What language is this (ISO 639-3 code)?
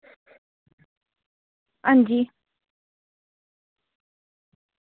doi